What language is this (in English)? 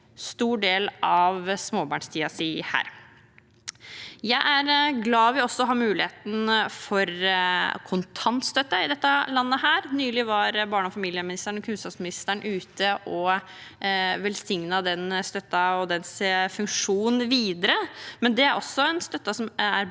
Norwegian